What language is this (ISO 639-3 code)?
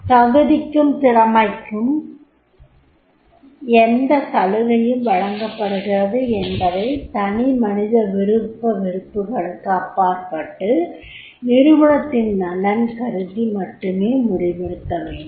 tam